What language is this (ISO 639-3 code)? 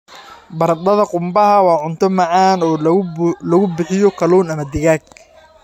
som